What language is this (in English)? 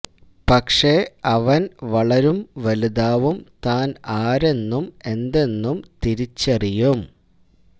Malayalam